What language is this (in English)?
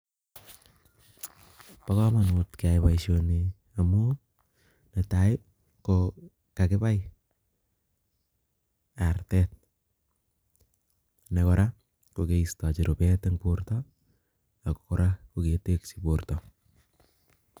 Kalenjin